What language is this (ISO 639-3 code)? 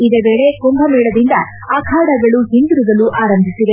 kan